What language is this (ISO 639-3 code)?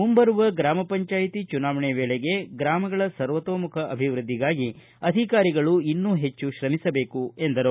kan